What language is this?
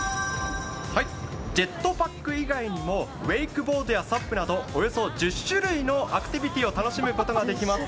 Japanese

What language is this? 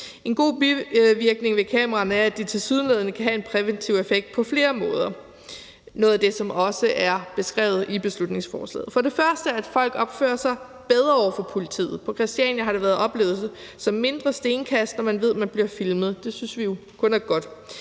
Danish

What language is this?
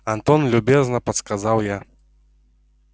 Russian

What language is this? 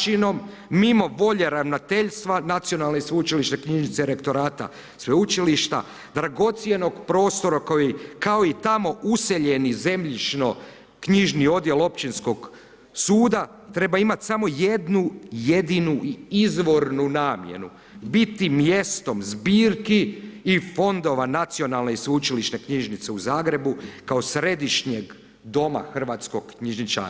Croatian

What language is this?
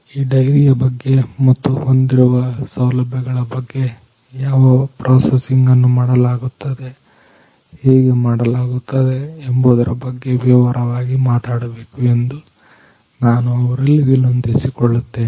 Kannada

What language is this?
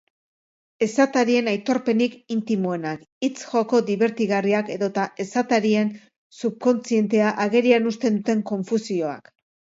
Basque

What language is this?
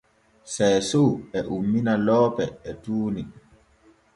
Borgu Fulfulde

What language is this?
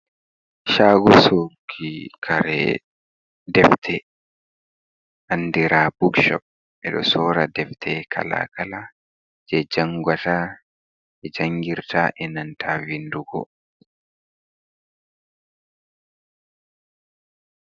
Fula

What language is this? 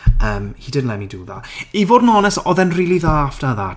Welsh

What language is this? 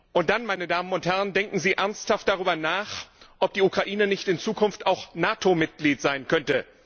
German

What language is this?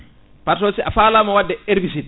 Fula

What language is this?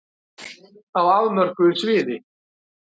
Icelandic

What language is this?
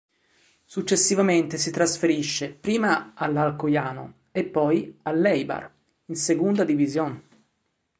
Italian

